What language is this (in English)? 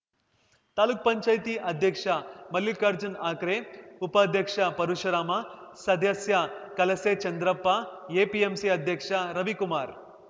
Kannada